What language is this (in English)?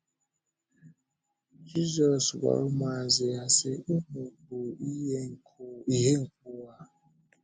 Igbo